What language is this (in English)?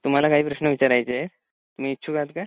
Marathi